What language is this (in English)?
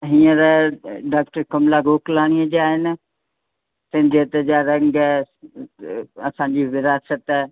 Sindhi